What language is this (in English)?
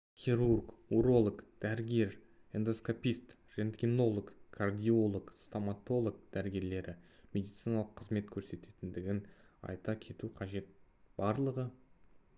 Kazakh